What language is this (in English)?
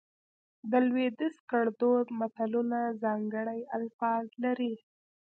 Pashto